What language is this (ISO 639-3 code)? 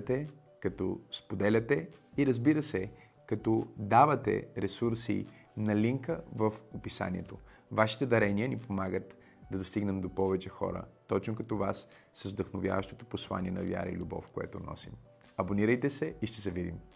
bul